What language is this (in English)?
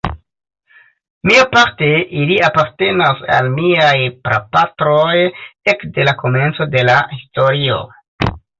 Esperanto